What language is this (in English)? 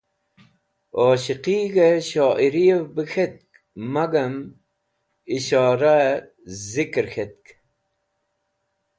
Wakhi